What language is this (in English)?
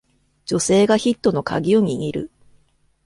Japanese